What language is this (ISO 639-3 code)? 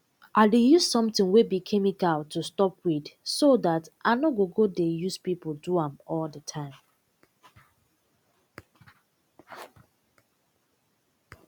pcm